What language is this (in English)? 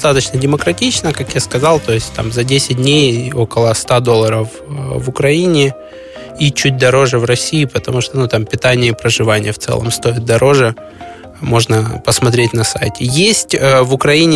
Russian